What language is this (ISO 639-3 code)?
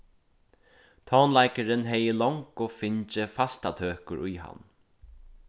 fao